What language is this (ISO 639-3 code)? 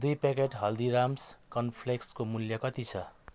nep